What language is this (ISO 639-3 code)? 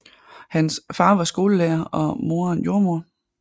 dan